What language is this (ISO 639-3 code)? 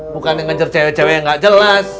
ind